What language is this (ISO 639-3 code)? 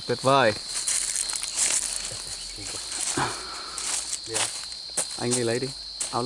vie